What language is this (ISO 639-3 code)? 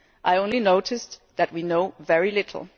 eng